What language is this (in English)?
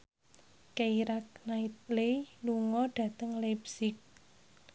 Javanese